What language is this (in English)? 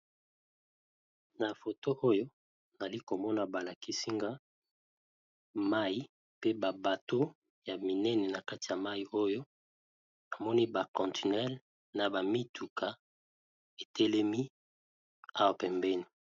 Lingala